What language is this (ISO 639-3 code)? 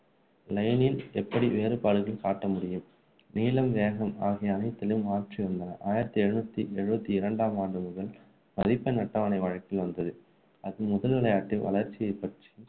tam